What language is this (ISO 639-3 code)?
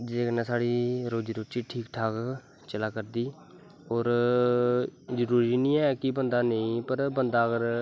doi